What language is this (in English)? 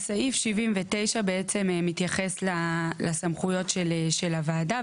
Hebrew